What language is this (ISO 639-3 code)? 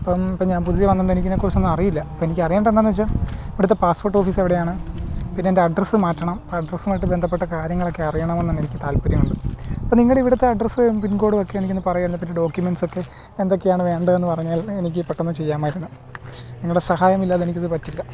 mal